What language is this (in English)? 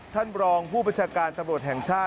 Thai